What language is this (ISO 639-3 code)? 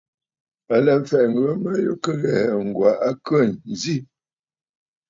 bfd